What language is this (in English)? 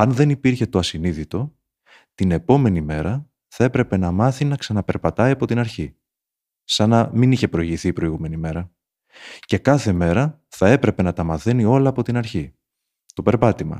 Greek